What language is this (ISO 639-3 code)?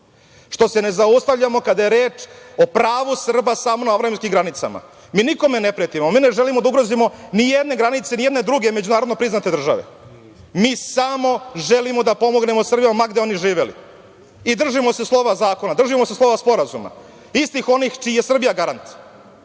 srp